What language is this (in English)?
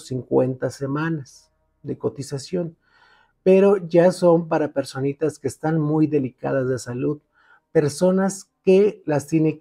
Spanish